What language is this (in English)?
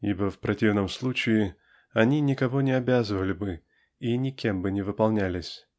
Russian